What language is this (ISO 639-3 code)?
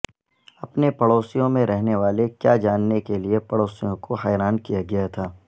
urd